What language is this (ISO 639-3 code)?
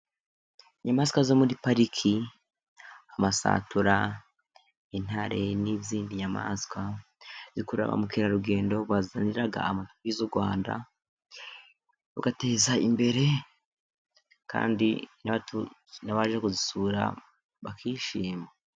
kin